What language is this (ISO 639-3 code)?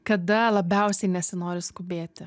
lit